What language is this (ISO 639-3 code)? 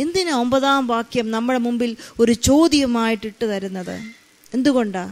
mal